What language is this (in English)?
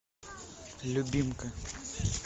Russian